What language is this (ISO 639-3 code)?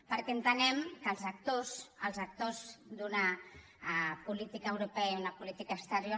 cat